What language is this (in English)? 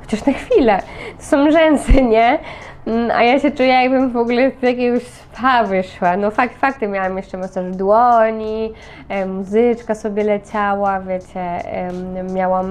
Polish